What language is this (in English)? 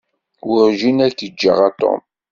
Kabyle